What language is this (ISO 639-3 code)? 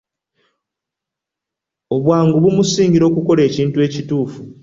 lug